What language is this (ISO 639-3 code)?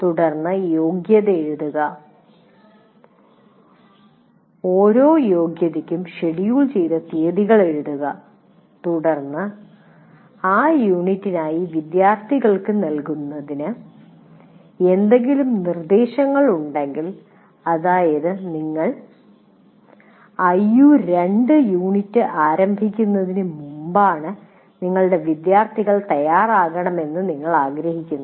mal